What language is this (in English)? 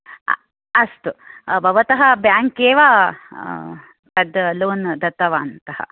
Sanskrit